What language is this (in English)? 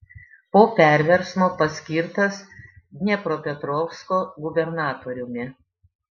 Lithuanian